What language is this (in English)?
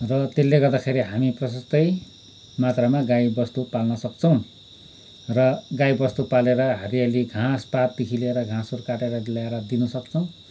Nepali